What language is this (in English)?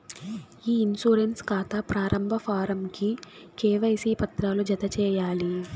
Telugu